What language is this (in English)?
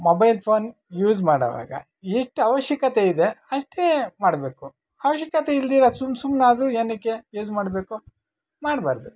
Kannada